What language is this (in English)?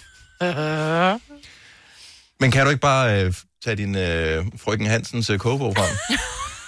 Danish